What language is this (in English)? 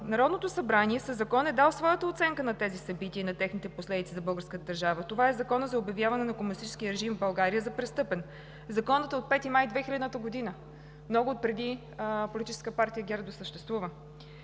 Bulgarian